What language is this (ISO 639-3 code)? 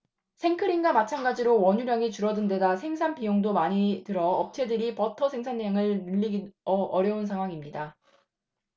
kor